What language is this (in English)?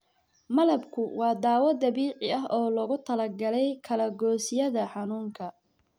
Somali